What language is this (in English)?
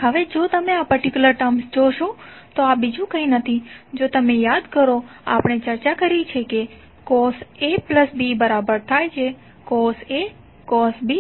Gujarati